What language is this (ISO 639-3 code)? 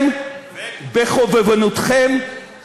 heb